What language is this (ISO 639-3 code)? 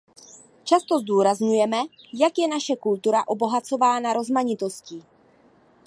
ces